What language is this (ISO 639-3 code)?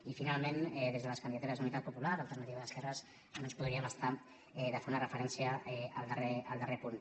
cat